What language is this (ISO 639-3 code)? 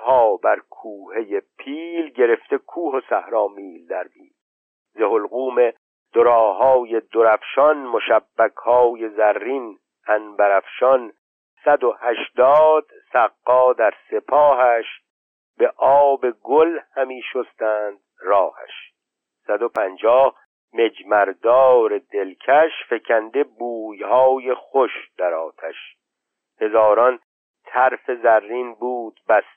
fas